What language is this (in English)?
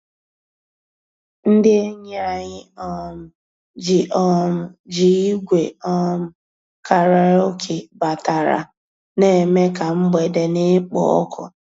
Igbo